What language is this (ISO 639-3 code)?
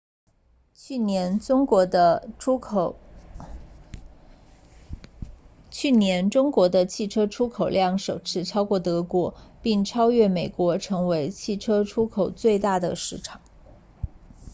zho